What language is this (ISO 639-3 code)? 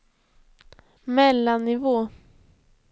swe